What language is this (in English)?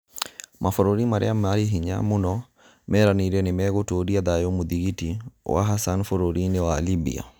Kikuyu